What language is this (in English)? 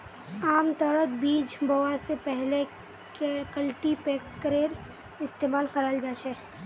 Magahi